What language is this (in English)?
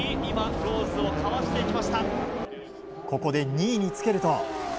Japanese